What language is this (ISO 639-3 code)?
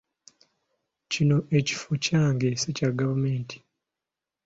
lug